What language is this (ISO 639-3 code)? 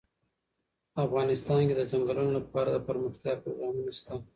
pus